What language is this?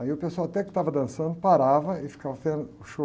Portuguese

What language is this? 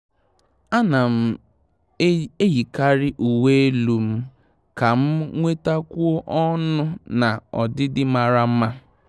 Igbo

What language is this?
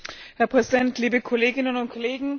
German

